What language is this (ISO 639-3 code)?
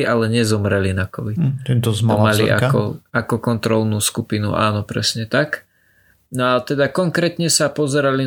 slk